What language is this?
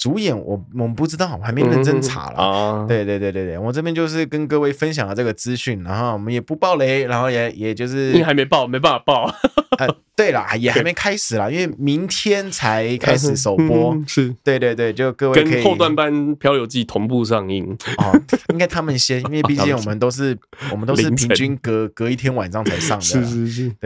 Chinese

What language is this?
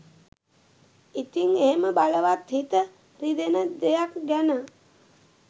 Sinhala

